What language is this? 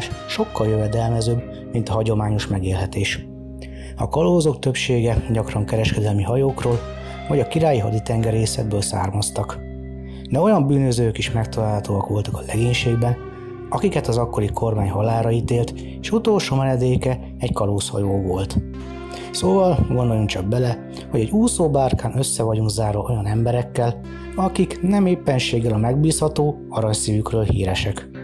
Hungarian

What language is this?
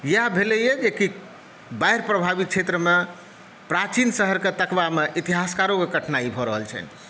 Maithili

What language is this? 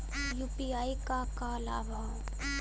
Bhojpuri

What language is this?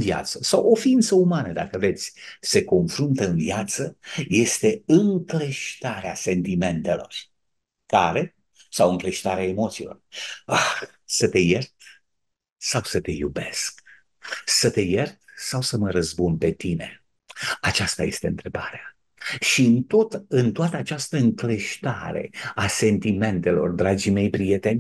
Romanian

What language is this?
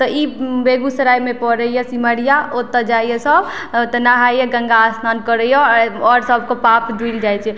Maithili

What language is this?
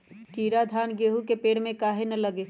Magahi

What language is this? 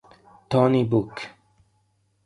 Italian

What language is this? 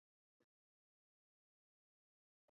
Chinese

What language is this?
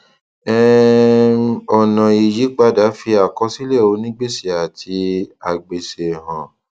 Yoruba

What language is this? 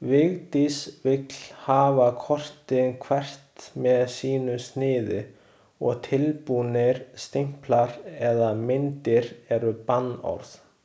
Icelandic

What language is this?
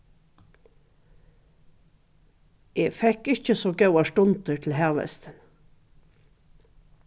Faroese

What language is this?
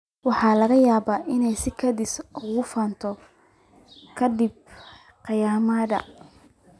Somali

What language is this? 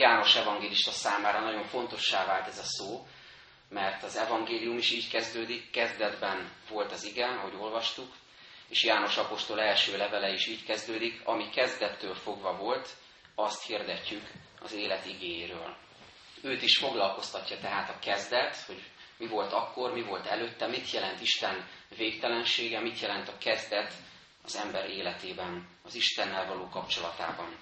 Hungarian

